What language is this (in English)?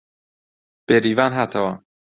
Central Kurdish